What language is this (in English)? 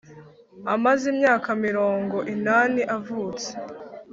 Kinyarwanda